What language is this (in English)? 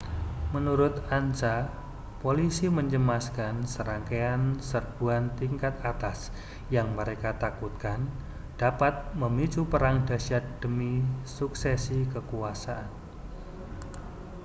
Indonesian